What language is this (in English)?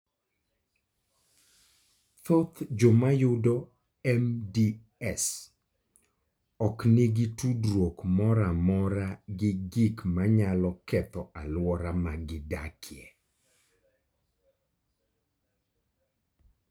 Luo (Kenya and Tanzania)